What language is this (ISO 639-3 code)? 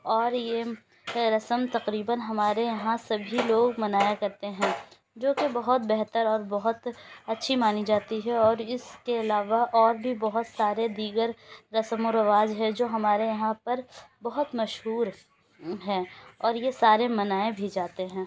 urd